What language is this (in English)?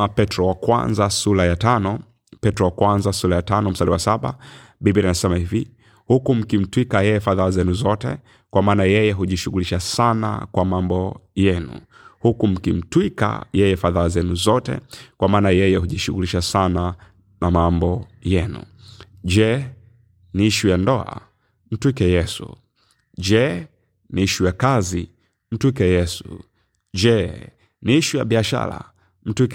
Swahili